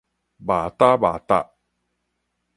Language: Min Nan Chinese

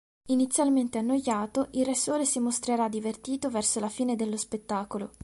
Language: Italian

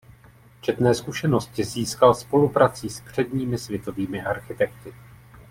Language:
Czech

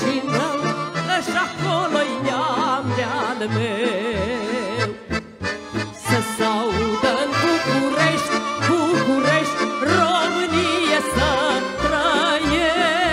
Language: Romanian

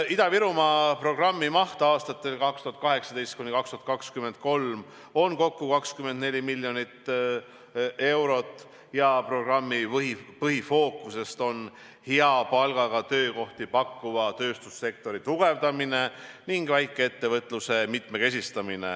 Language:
Estonian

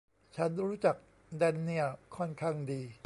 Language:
Thai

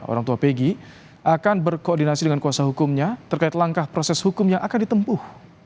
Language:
Indonesian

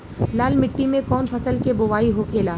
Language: Bhojpuri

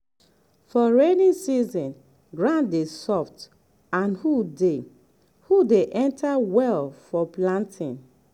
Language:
Nigerian Pidgin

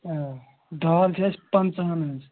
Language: Kashmiri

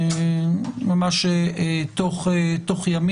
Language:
Hebrew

